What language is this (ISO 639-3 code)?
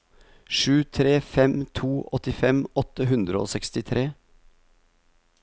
nor